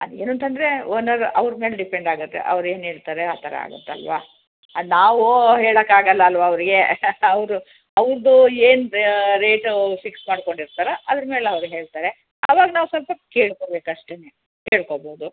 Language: Kannada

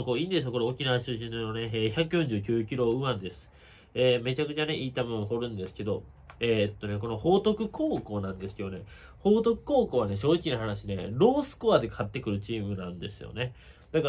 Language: Japanese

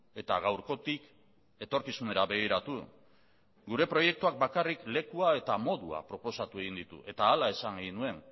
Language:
Basque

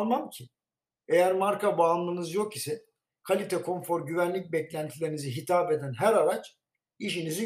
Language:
Turkish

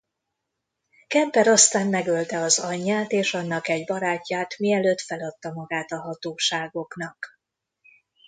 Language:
Hungarian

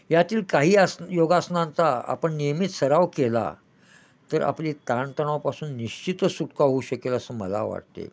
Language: Marathi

